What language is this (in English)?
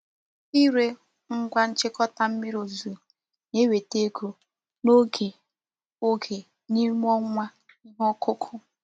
Igbo